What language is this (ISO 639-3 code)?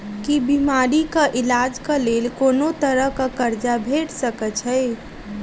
mai